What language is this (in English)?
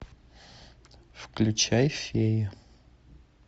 Russian